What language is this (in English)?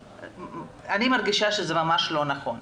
Hebrew